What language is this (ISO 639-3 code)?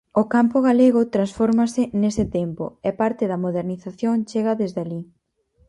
glg